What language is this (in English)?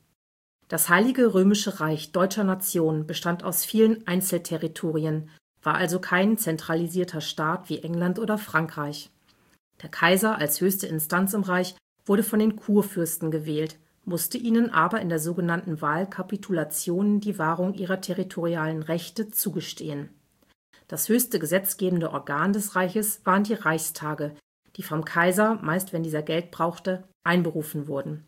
German